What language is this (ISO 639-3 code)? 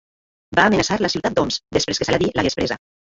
cat